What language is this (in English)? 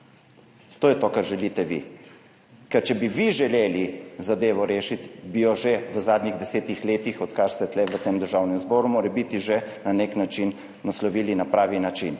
Slovenian